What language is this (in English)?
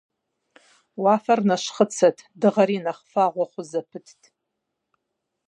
Kabardian